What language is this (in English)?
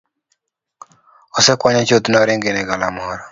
Luo (Kenya and Tanzania)